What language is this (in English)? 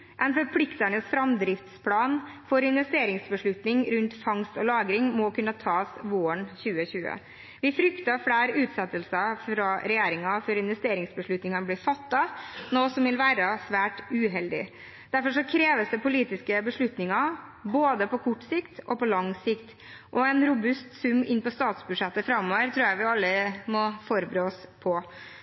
Norwegian Bokmål